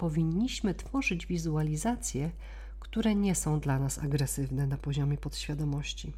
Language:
Polish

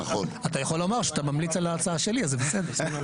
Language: Hebrew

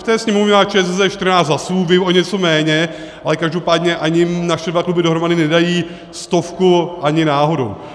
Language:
Czech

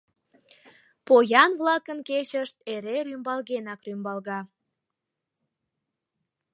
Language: Mari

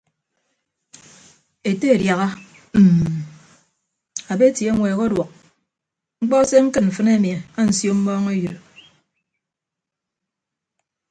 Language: Ibibio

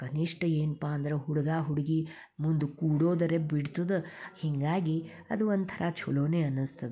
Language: Kannada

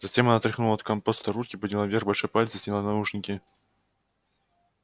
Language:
Russian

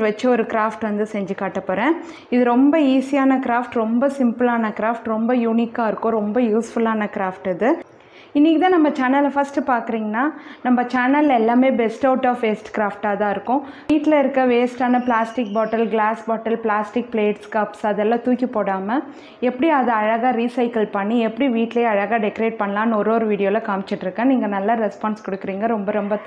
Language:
Indonesian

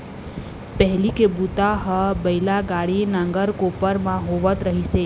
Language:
Chhattisgarhi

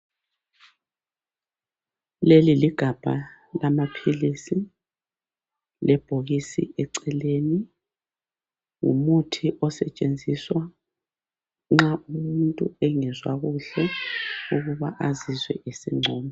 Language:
North Ndebele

